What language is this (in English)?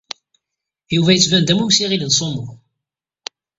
Kabyle